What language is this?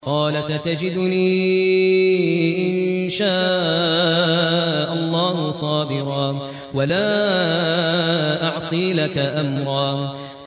Arabic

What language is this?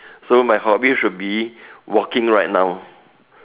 English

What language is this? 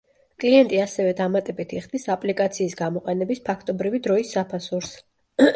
Georgian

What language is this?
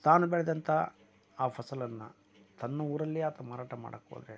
Kannada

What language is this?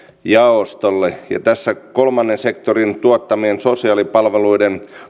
Finnish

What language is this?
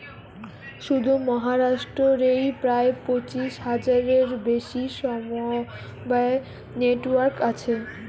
Bangla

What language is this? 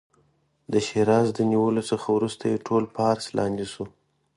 Pashto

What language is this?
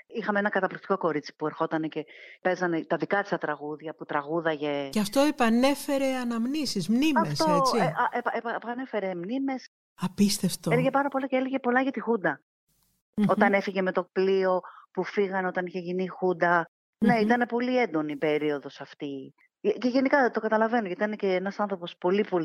Greek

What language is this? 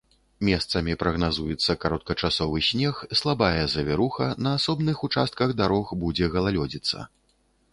Belarusian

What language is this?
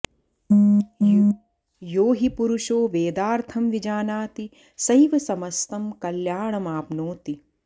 Sanskrit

